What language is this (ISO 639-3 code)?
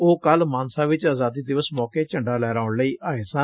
pan